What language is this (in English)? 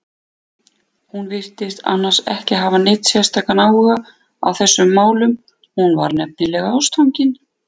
Icelandic